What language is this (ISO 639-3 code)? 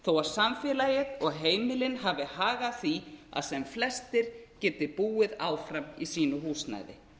isl